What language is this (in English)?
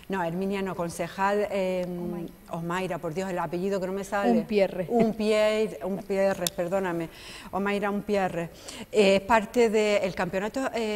Spanish